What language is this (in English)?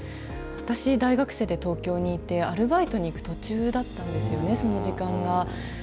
Japanese